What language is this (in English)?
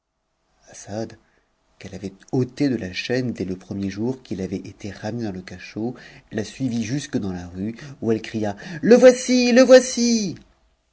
French